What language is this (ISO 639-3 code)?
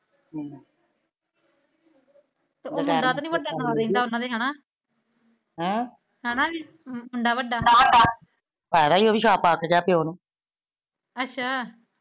pan